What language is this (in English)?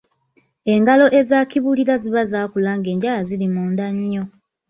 Ganda